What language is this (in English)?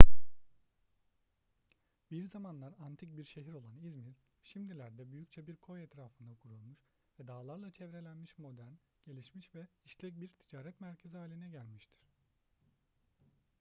Turkish